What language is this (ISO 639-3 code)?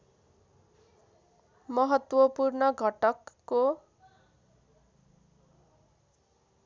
nep